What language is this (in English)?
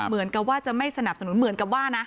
Thai